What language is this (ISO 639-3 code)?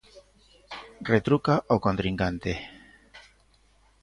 glg